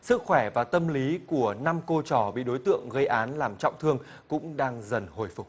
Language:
Vietnamese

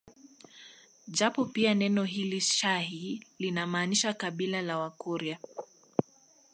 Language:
Swahili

